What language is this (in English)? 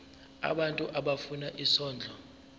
Zulu